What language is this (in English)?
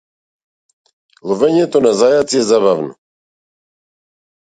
Macedonian